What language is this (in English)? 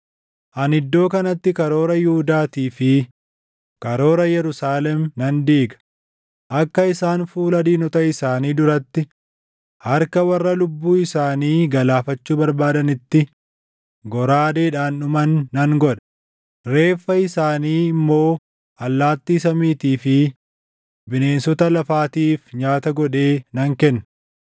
Oromo